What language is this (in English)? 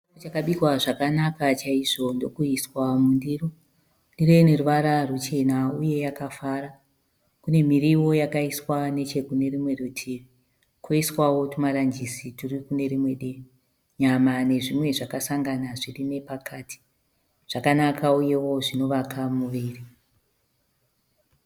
Shona